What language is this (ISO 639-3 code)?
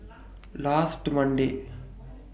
eng